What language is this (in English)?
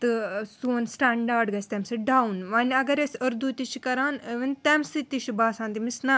Kashmiri